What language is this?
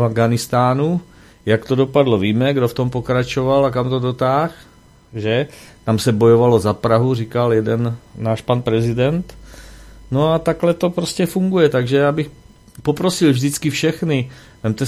Czech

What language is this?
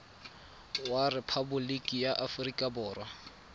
Tswana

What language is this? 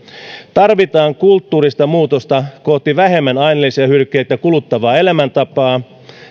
Finnish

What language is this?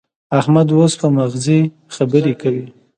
Pashto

